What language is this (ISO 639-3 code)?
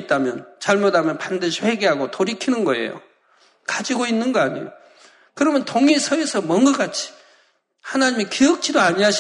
kor